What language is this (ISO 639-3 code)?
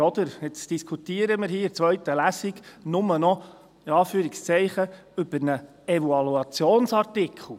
gsw